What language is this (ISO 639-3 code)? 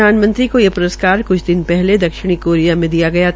hin